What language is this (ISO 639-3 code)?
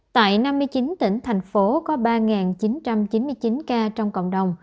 vie